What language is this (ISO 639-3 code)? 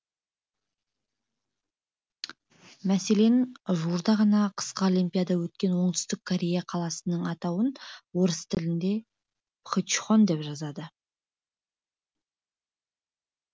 kaz